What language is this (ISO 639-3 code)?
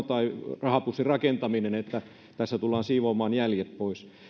fin